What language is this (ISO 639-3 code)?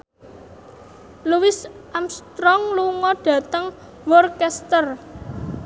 jav